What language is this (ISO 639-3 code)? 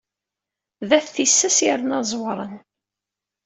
kab